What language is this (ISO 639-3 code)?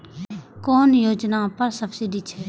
mai